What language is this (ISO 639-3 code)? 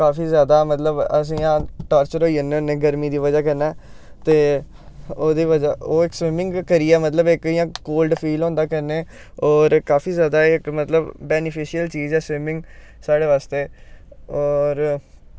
doi